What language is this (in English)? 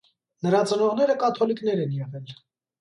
Armenian